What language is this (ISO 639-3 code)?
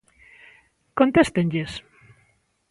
glg